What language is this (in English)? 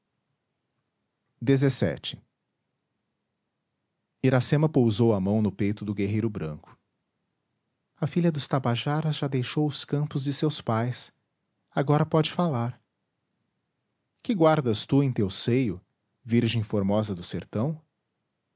Portuguese